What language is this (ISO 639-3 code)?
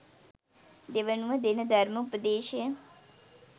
sin